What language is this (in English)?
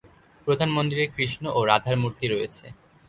Bangla